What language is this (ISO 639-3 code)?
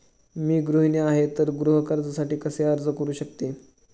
mar